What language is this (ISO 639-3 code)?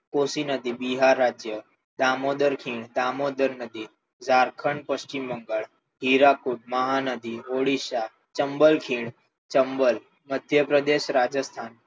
guj